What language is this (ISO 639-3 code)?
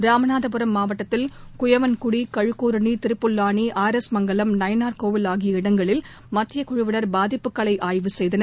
tam